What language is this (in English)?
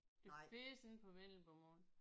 Danish